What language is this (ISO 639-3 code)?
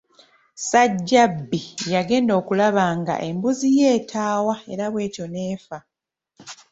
lug